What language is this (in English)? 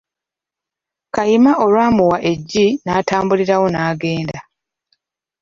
Ganda